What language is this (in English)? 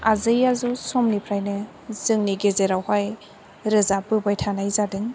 Bodo